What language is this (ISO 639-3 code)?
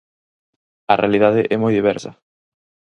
glg